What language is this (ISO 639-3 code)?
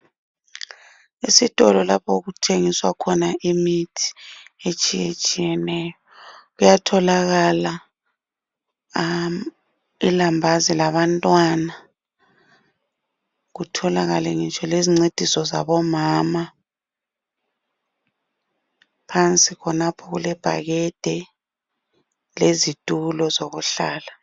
nde